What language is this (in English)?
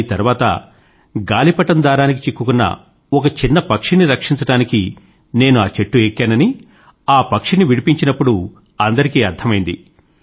Telugu